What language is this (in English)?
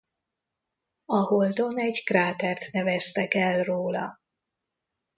Hungarian